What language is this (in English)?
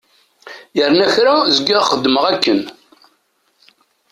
Kabyle